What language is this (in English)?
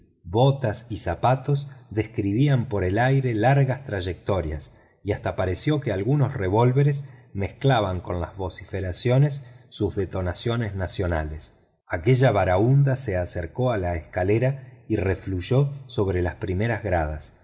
Spanish